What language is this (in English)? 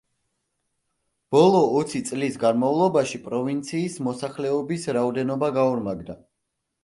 Georgian